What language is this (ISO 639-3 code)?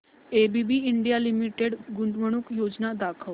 mar